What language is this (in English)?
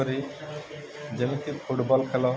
Odia